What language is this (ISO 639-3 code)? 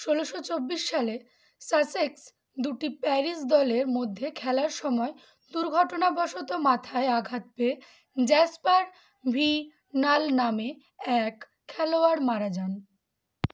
ben